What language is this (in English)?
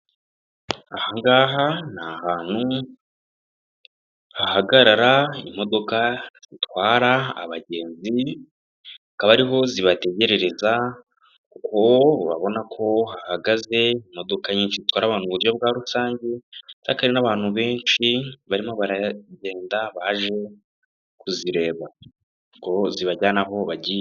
Kinyarwanda